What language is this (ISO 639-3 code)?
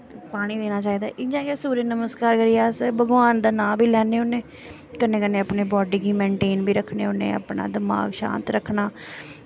doi